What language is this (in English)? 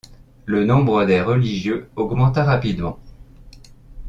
French